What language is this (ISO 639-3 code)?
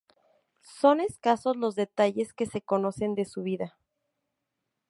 spa